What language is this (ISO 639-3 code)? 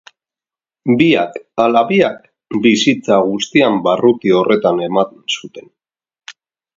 eus